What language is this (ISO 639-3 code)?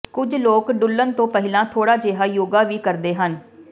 pan